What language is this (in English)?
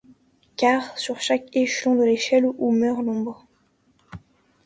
French